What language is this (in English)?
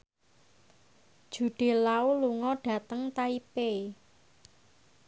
Javanese